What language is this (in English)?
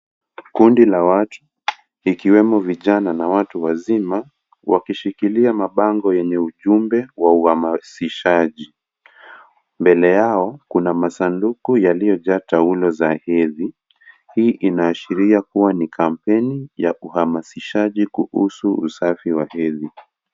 Swahili